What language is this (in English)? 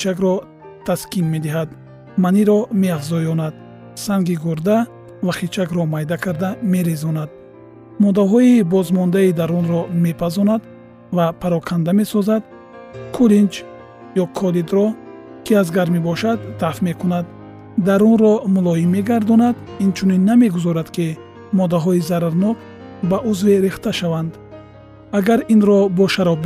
Persian